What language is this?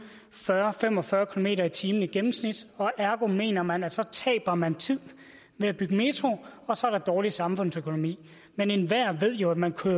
Danish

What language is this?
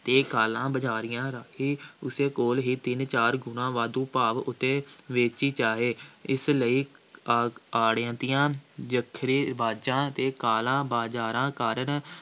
Punjabi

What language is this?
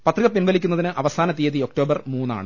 Malayalam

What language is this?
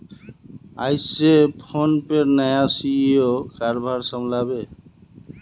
Magahi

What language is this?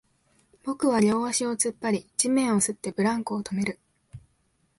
Japanese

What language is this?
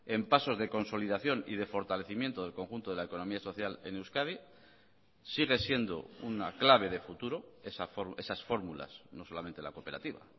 Spanish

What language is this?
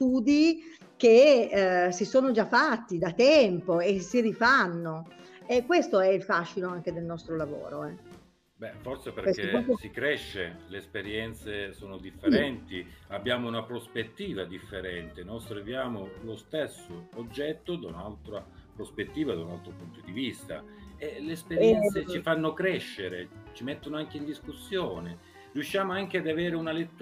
Italian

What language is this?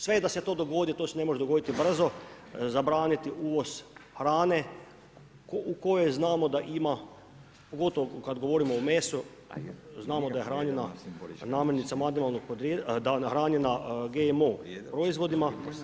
Croatian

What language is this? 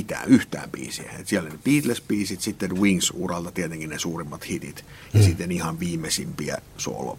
Finnish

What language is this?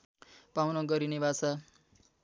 Nepali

